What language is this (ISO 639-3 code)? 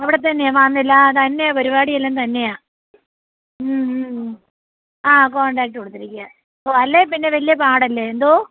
mal